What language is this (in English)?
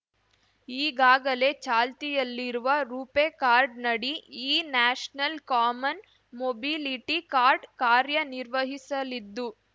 Kannada